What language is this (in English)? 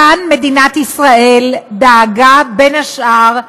Hebrew